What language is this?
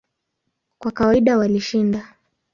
Swahili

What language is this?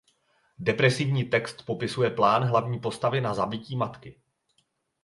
Czech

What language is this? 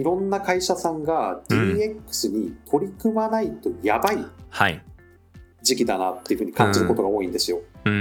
Japanese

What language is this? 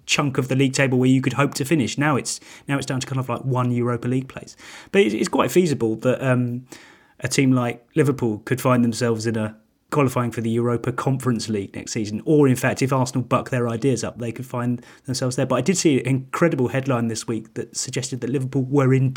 English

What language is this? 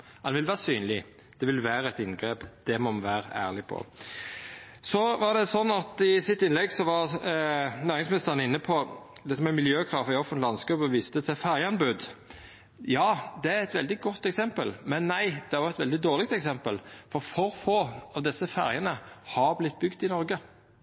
Norwegian Nynorsk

